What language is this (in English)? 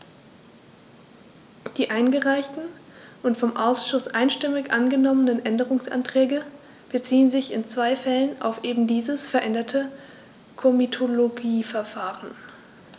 German